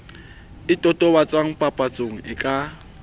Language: Southern Sotho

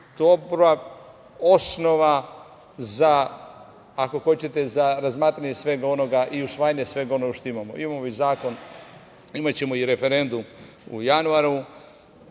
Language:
Serbian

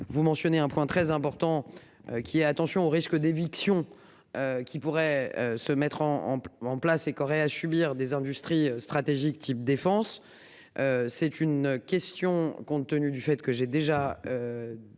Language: French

